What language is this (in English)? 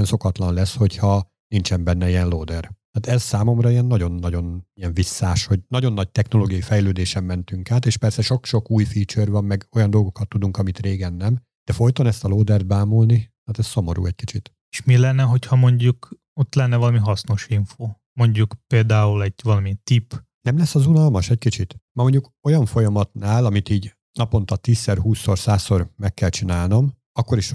Hungarian